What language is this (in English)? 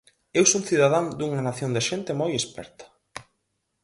Galician